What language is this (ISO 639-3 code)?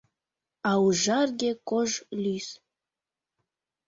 chm